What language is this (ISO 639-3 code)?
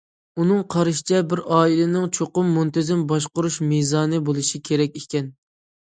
uig